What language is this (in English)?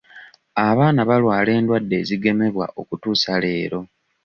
Ganda